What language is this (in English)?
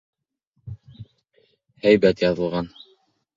Bashkir